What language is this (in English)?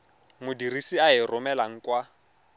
Tswana